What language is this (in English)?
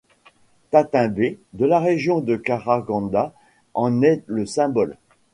French